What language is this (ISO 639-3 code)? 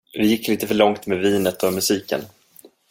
swe